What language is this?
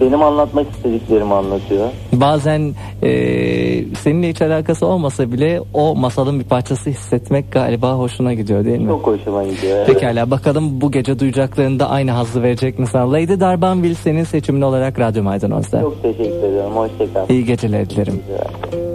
Turkish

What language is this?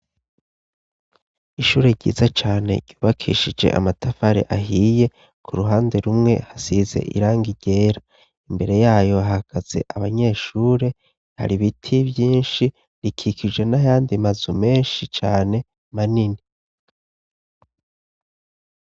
Rundi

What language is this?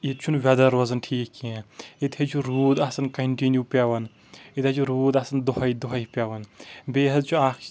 Kashmiri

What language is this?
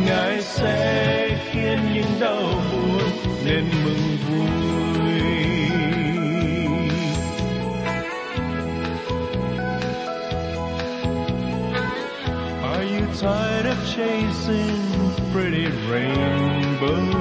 Vietnamese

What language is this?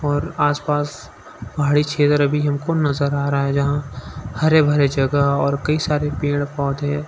Hindi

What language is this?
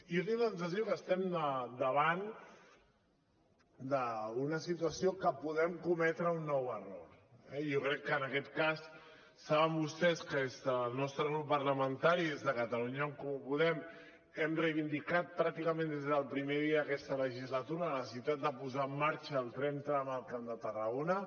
Catalan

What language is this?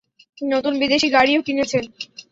Bangla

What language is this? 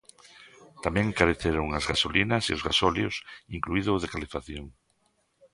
Galician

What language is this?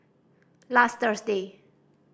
English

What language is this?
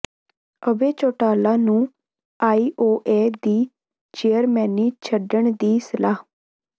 Punjabi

